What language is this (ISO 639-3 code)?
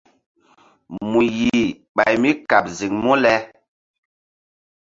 mdd